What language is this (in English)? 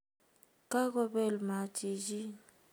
Kalenjin